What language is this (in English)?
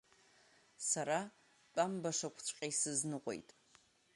Abkhazian